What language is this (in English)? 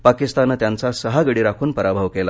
Marathi